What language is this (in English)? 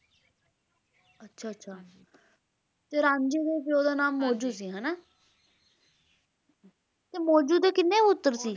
Punjabi